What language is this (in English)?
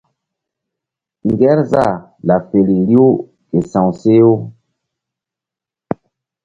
Mbum